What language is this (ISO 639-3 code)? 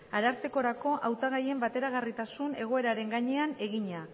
eus